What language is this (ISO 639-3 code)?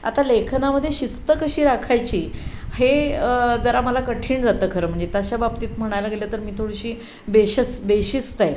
mar